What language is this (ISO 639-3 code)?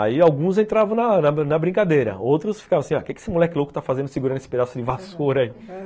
por